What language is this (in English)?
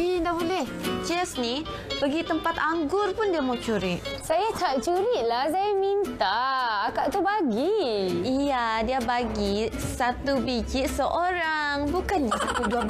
Malay